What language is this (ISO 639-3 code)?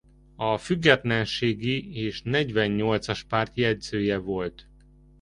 hun